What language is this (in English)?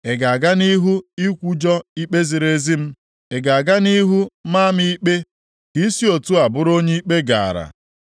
Igbo